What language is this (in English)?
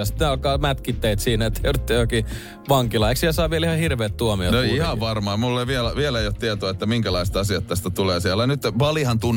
Finnish